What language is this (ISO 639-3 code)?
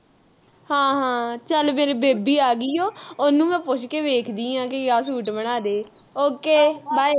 pan